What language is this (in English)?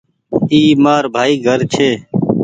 Goaria